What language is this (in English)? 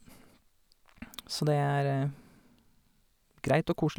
Norwegian